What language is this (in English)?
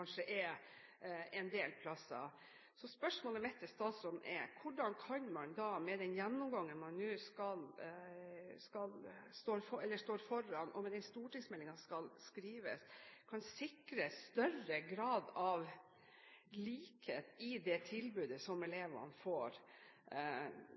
Norwegian Bokmål